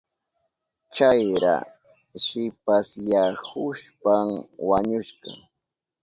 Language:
Southern Pastaza Quechua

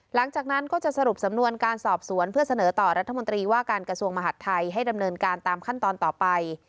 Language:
Thai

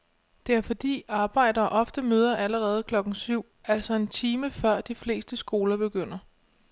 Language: Danish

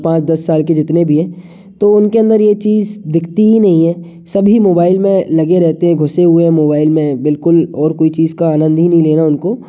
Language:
Hindi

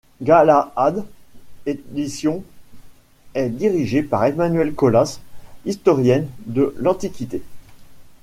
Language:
French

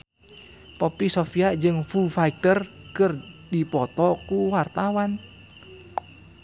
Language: Sundanese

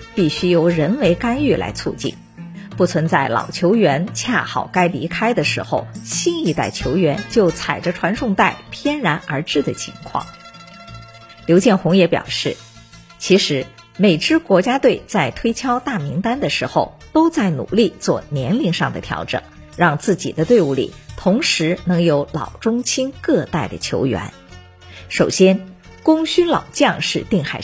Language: Chinese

